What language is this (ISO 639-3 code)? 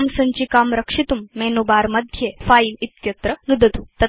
san